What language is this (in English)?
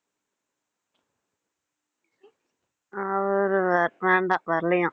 Tamil